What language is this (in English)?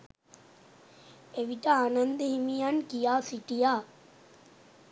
Sinhala